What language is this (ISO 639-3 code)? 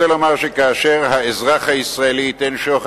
heb